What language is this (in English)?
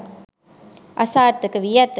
Sinhala